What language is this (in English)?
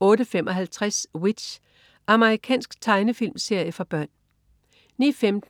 Danish